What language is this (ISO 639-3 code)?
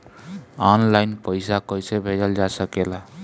bho